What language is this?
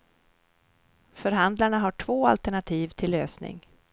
Swedish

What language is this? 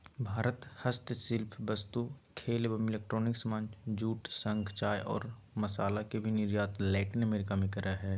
Magahi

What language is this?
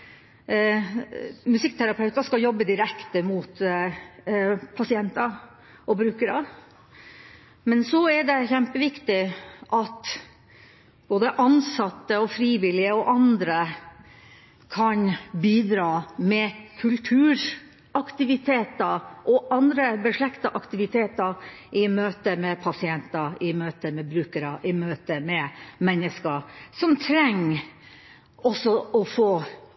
Norwegian Bokmål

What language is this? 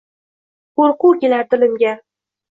Uzbek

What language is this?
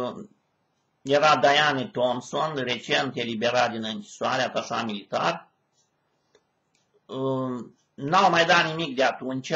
Romanian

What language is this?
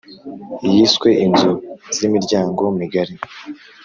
Kinyarwanda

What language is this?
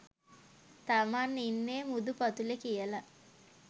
Sinhala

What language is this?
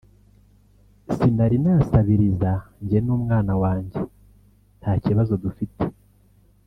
Kinyarwanda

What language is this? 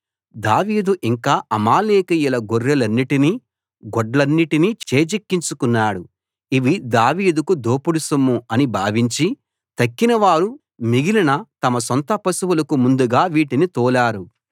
Telugu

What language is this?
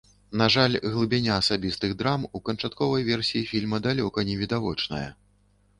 Belarusian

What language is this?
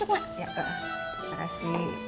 Indonesian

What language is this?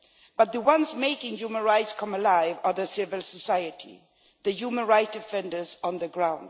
English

